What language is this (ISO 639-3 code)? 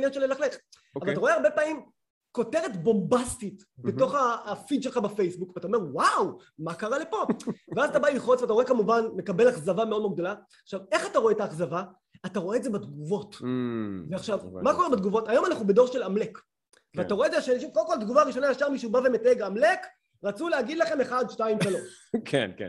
heb